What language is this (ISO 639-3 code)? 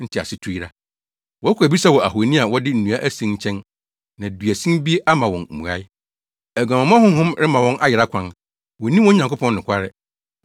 aka